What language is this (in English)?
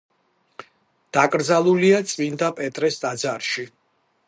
Georgian